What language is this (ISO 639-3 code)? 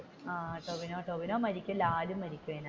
mal